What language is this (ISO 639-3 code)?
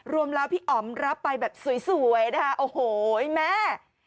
tha